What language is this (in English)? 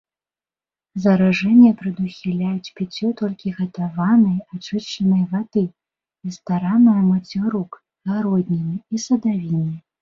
Belarusian